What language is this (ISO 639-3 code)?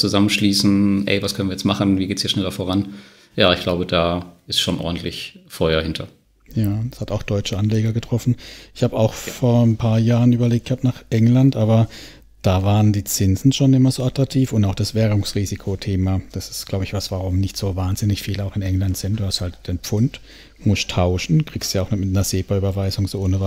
deu